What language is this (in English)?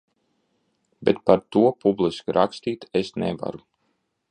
Latvian